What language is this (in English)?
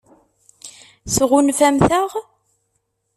Kabyle